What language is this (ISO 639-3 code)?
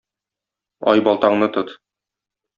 tat